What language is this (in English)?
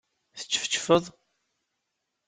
Kabyle